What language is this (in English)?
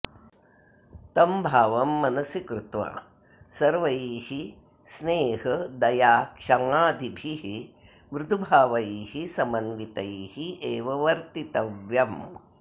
Sanskrit